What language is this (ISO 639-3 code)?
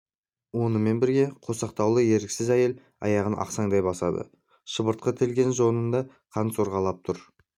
kaz